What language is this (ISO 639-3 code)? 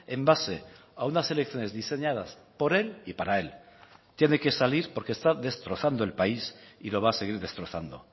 spa